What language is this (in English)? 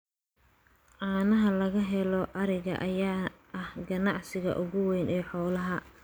Somali